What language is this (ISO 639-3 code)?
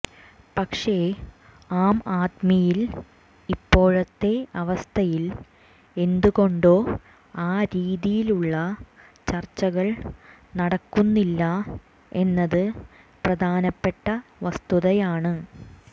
mal